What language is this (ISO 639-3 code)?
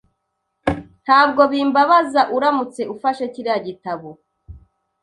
kin